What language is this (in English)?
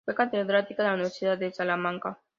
Spanish